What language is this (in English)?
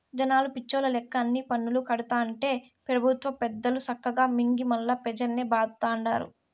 Telugu